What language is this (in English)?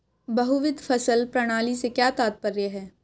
Hindi